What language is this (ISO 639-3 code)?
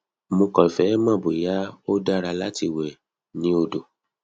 yor